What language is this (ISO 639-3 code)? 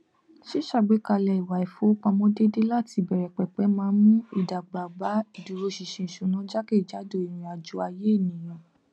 yor